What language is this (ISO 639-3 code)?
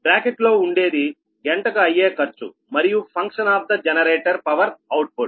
tel